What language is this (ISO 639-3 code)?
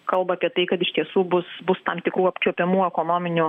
lit